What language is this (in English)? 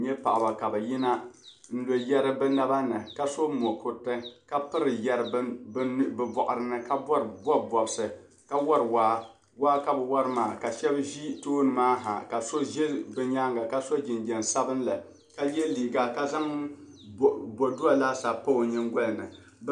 Dagbani